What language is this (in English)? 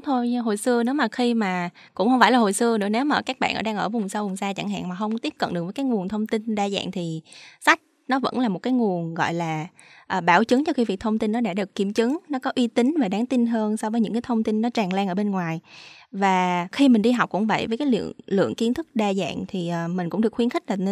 Vietnamese